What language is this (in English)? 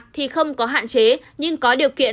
Vietnamese